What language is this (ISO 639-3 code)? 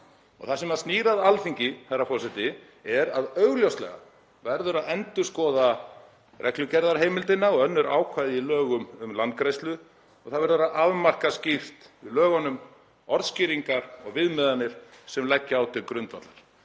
isl